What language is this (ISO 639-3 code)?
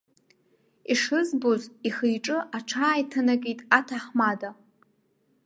abk